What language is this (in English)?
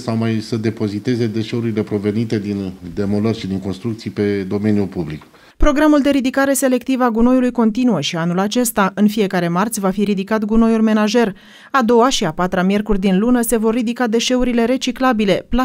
Romanian